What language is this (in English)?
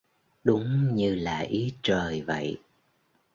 Vietnamese